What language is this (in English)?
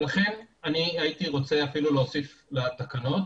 Hebrew